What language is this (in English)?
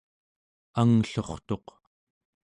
Central Yupik